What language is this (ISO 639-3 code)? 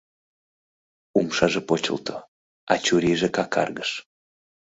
chm